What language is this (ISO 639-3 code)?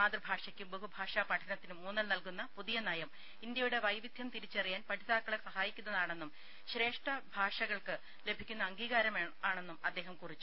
mal